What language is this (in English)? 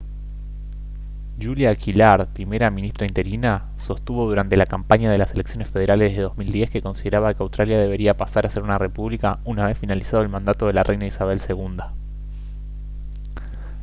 Spanish